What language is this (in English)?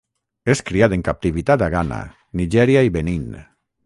Catalan